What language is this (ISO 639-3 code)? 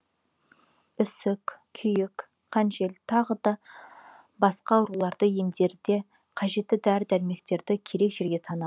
kaz